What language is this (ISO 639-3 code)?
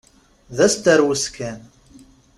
kab